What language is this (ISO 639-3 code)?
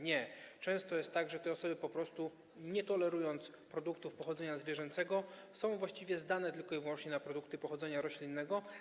pol